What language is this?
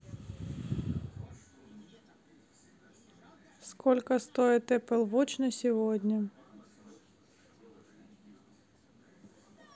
Russian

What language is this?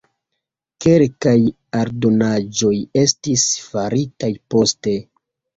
Esperanto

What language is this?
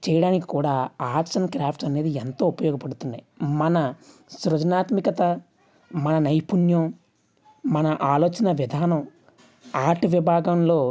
Telugu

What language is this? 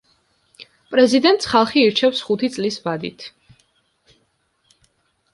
Georgian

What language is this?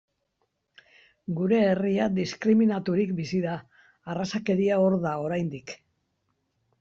Basque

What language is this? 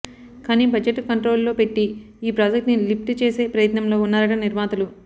Telugu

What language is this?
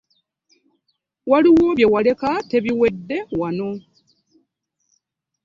Ganda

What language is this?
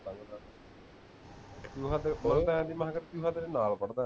Punjabi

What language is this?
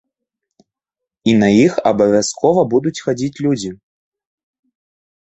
Belarusian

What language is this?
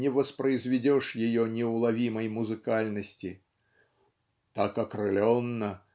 Russian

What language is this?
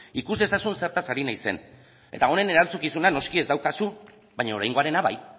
Basque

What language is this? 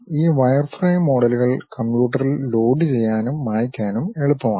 Malayalam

